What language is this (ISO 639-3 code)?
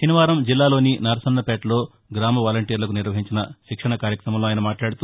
tel